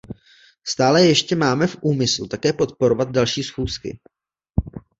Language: Czech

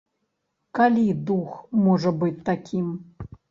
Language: Belarusian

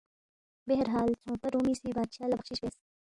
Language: Balti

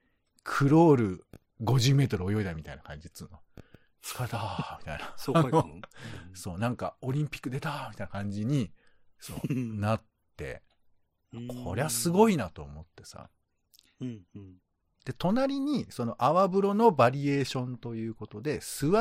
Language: Japanese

